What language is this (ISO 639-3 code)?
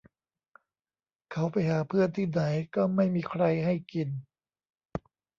tha